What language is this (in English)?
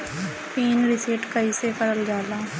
Bhojpuri